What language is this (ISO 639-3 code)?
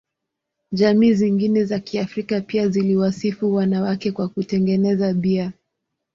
swa